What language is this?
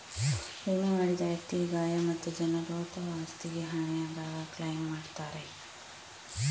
Kannada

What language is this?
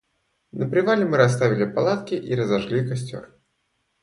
Russian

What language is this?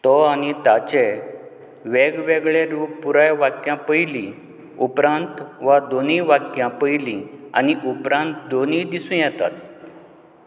Konkani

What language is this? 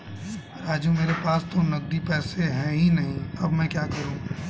Hindi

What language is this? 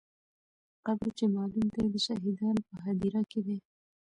Pashto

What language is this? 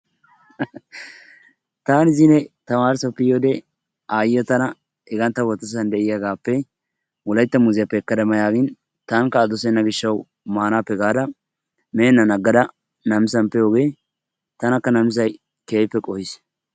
Wolaytta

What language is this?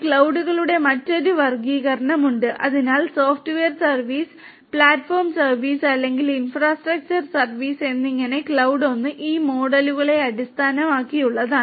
Malayalam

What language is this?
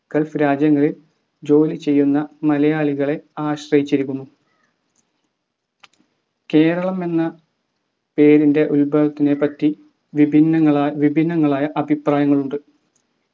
Malayalam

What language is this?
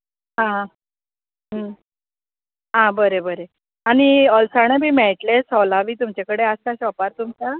Konkani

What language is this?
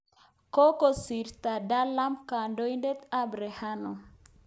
Kalenjin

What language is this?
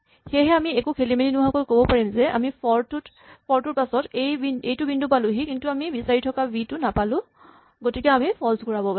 Assamese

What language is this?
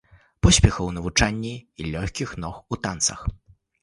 Belarusian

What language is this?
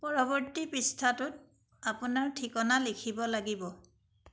Assamese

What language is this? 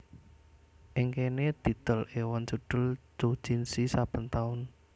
Javanese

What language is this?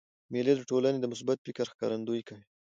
Pashto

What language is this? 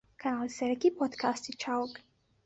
Central Kurdish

